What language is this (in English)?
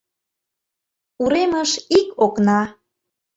Mari